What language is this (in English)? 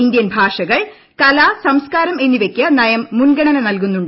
Malayalam